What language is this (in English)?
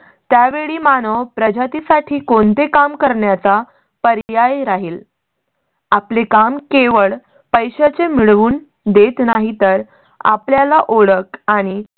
Marathi